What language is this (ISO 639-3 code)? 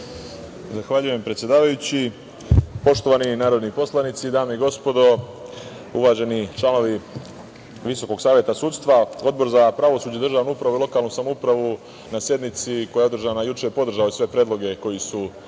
srp